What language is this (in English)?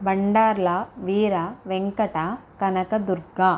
Telugu